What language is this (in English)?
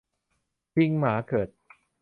Thai